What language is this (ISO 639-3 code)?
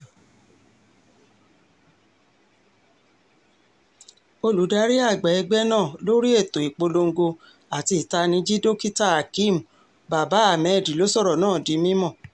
yor